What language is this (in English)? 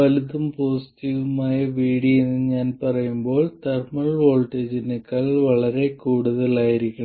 Malayalam